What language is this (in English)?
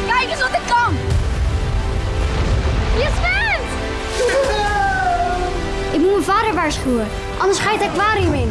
Dutch